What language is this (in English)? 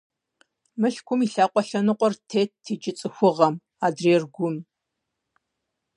Kabardian